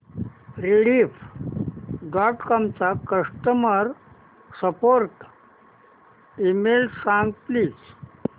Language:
Marathi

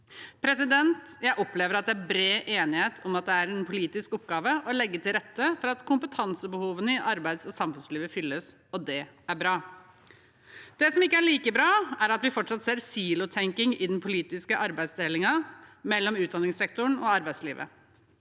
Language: Norwegian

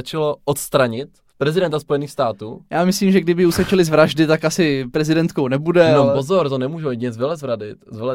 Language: Czech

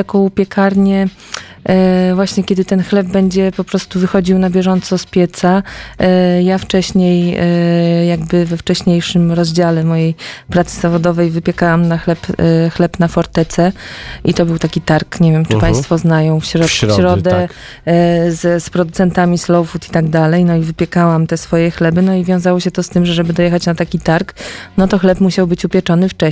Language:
Polish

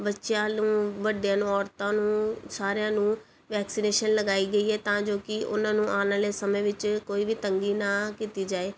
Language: Punjabi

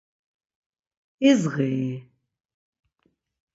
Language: Laz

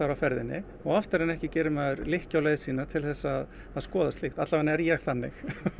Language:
Icelandic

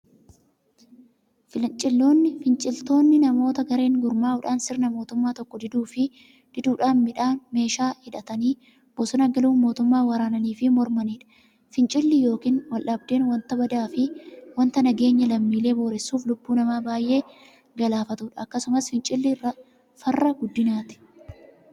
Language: Oromo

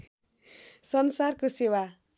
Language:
Nepali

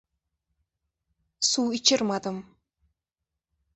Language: Uzbek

